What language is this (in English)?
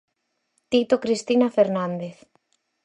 Galician